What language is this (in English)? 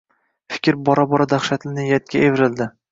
Uzbek